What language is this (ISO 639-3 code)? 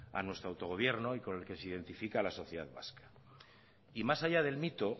spa